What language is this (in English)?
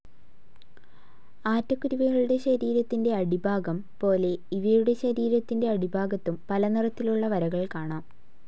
Malayalam